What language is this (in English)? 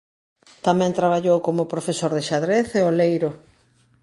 Galician